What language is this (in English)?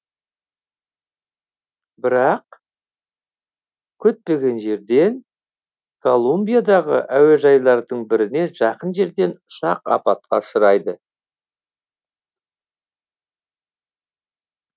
Kazakh